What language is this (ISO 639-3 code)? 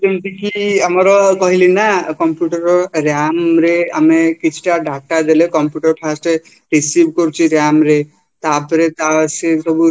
ori